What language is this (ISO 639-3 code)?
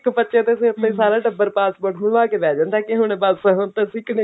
pan